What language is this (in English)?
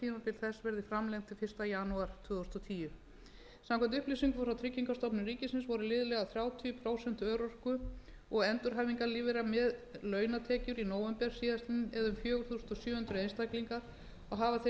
Icelandic